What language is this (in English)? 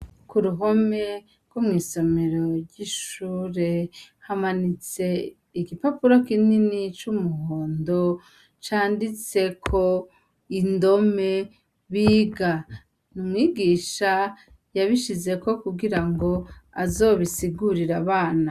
Rundi